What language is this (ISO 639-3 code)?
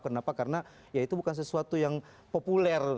ind